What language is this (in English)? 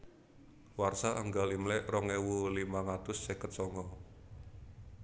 Javanese